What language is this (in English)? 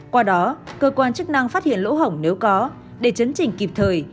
Vietnamese